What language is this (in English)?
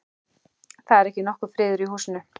Icelandic